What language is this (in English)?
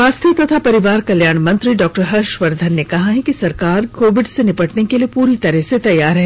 Hindi